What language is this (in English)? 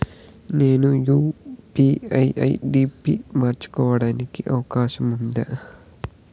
Telugu